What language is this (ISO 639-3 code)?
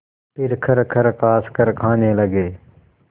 hin